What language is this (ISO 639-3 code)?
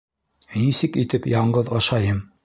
bak